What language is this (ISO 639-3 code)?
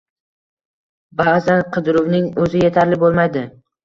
uzb